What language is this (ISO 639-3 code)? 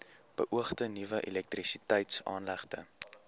afr